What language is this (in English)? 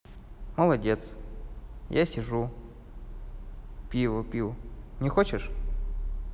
Russian